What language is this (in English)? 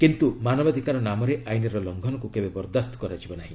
Odia